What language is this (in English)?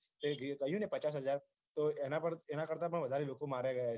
Gujarati